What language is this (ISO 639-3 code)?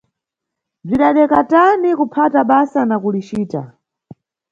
nyu